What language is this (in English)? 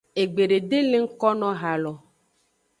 Aja (Benin)